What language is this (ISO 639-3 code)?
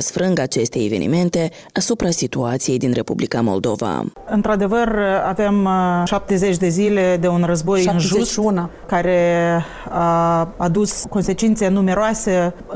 ron